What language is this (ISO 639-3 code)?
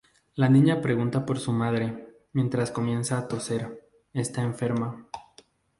spa